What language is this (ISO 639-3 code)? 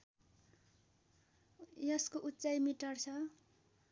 nep